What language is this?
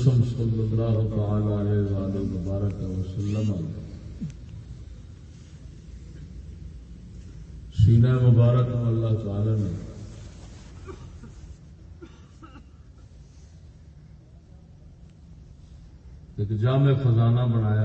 Urdu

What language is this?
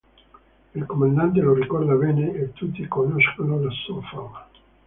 Italian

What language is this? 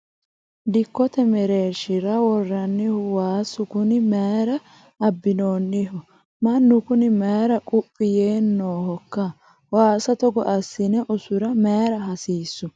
Sidamo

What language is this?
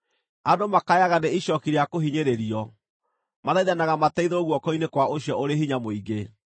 Kikuyu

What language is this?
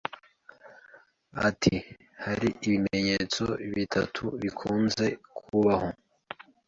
Kinyarwanda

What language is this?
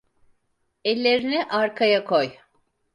Turkish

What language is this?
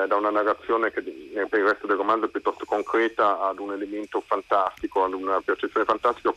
Italian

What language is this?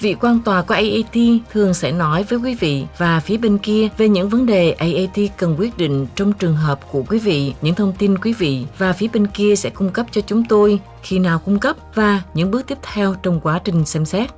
Vietnamese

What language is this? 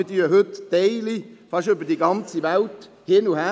Swiss German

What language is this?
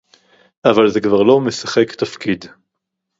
Hebrew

